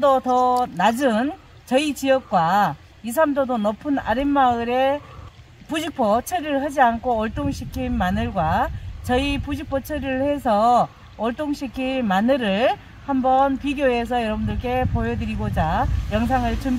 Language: Korean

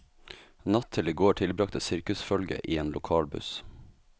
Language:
Norwegian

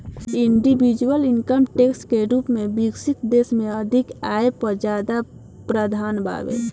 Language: Bhojpuri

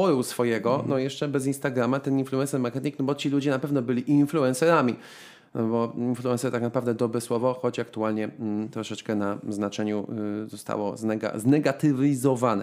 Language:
Polish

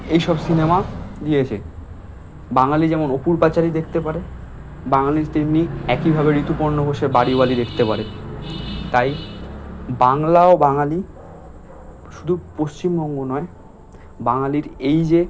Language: Bangla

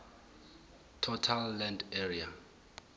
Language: Tsonga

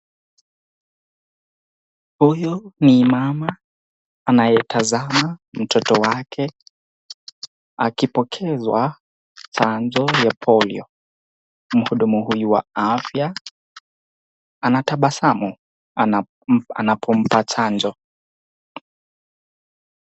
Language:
Swahili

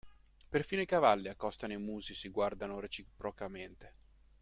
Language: Italian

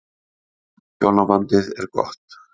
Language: Icelandic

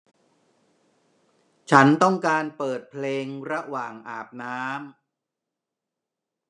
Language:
Thai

